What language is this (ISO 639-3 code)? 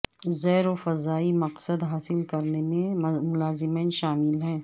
urd